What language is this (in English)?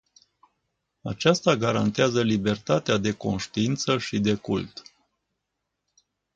Romanian